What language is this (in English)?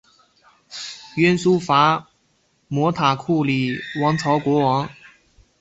Chinese